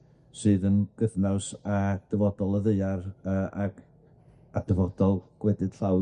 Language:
Welsh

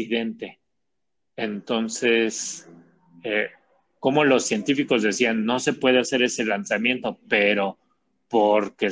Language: Spanish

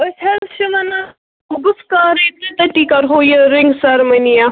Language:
Kashmiri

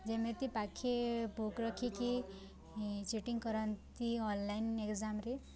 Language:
Odia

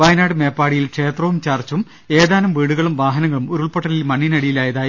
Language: Malayalam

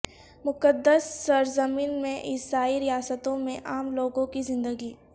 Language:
Urdu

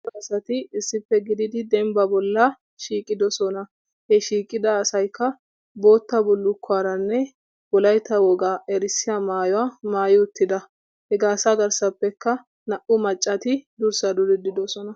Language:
Wolaytta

